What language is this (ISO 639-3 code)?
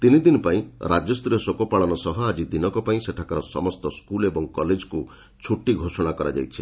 ori